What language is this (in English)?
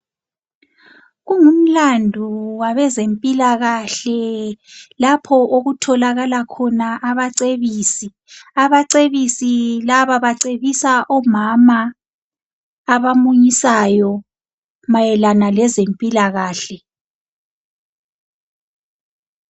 North Ndebele